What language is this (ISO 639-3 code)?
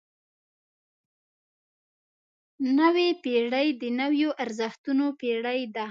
pus